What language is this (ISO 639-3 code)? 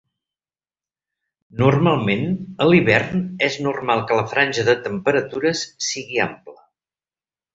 cat